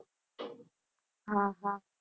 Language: Gujarati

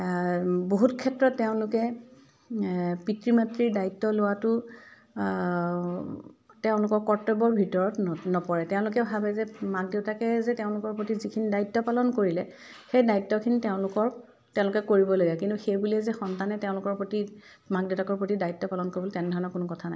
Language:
Assamese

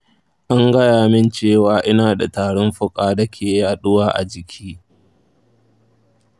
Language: Hausa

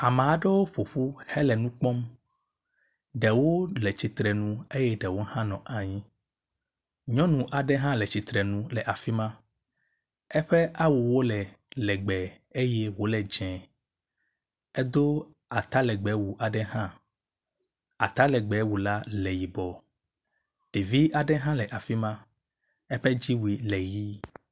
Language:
Ewe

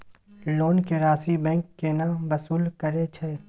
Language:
Maithili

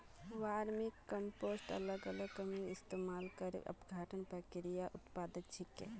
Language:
Magahi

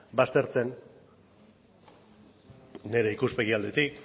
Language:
Basque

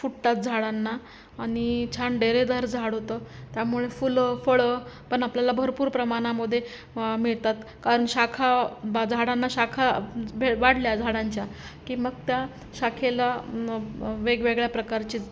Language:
Marathi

